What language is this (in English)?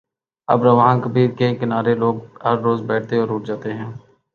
Urdu